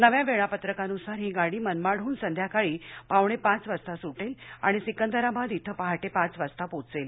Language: Marathi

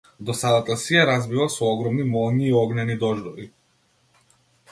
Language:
Macedonian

